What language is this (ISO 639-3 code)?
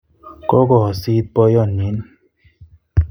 kln